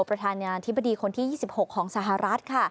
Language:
Thai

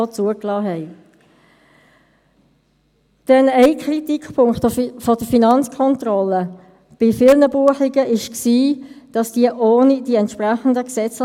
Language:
Swiss German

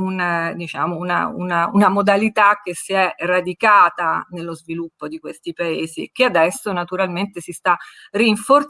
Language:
Italian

